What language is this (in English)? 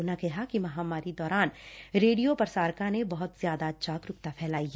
Punjabi